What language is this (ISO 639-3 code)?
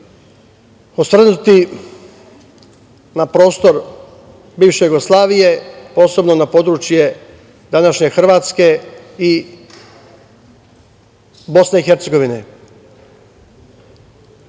srp